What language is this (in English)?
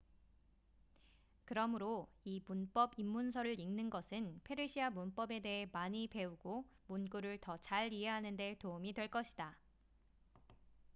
Korean